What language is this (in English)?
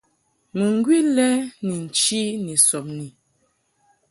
Mungaka